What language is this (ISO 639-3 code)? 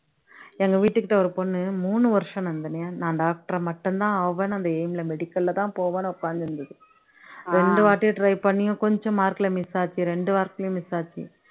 tam